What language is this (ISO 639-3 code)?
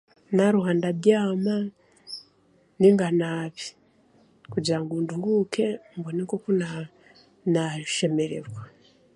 cgg